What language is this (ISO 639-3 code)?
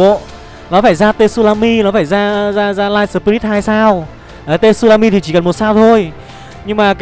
vie